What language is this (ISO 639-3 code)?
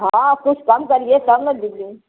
hin